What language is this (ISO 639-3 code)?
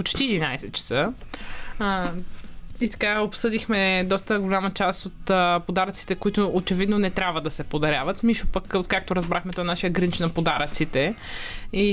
bul